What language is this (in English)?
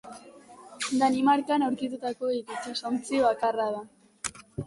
Basque